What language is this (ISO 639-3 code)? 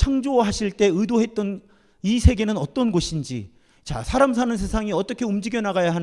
kor